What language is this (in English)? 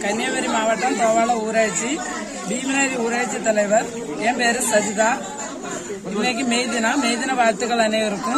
Romanian